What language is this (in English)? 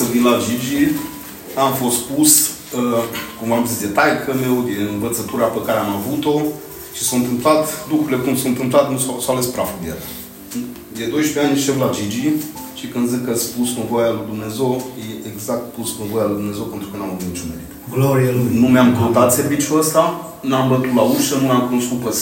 Romanian